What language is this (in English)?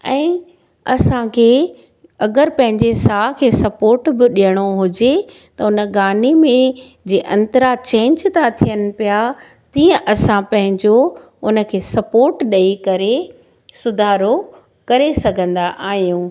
Sindhi